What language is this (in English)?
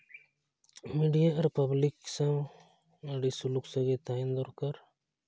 Santali